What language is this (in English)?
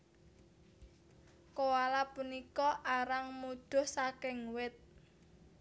Javanese